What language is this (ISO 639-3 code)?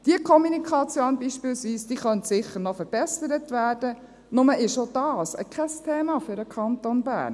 gsw